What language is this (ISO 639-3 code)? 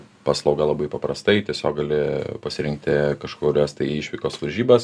lit